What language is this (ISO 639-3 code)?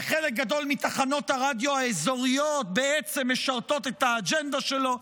heb